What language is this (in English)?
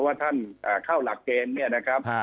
Thai